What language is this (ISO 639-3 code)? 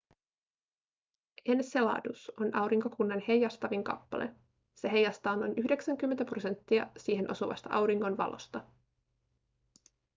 fin